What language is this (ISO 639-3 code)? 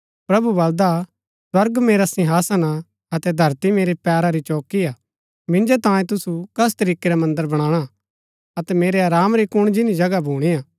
gbk